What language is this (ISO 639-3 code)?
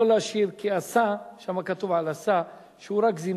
heb